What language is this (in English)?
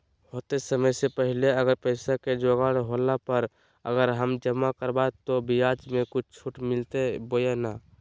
Magahi